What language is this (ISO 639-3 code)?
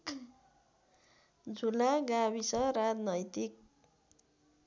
nep